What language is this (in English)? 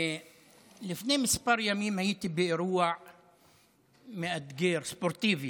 Hebrew